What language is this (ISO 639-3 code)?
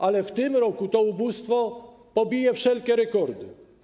pol